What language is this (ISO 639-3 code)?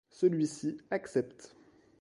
fra